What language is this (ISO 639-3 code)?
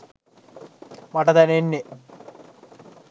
sin